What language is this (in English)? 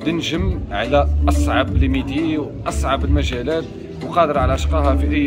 Arabic